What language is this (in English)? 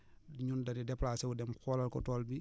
Wolof